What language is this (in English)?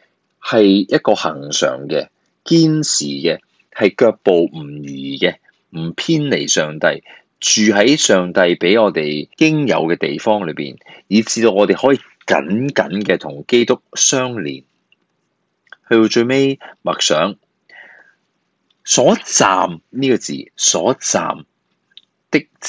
Chinese